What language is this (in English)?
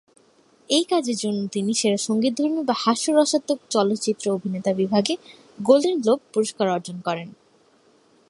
Bangla